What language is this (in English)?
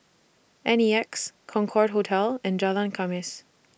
English